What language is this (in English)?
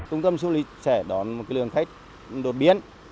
Vietnamese